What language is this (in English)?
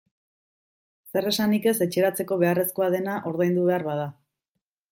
Basque